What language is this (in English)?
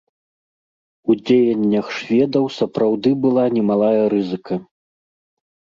Belarusian